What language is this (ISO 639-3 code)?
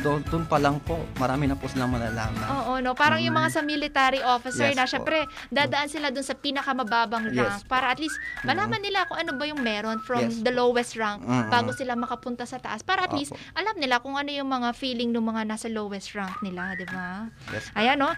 fil